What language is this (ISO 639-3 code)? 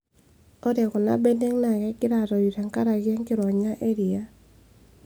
mas